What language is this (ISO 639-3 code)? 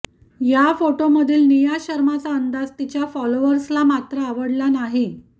mar